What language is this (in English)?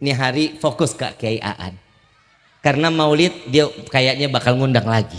Indonesian